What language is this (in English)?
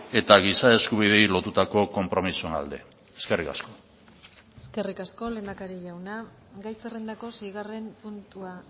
Basque